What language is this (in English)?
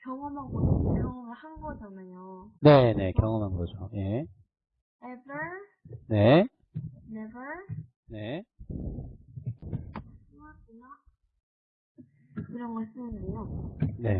Korean